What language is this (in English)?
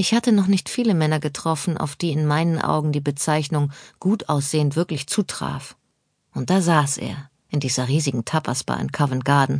German